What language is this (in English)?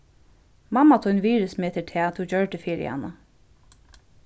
Faroese